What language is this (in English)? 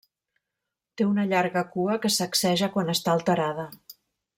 Catalan